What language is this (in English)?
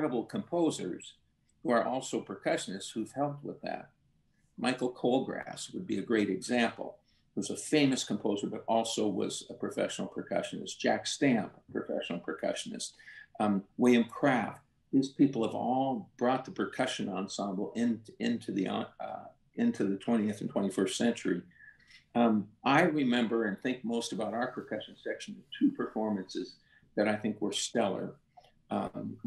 English